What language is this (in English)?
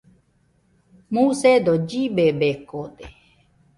Nüpode Huitoto